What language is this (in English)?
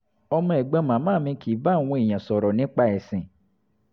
Yoruba